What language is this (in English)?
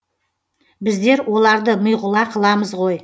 Kazakh